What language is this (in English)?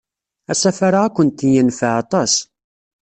Kabyle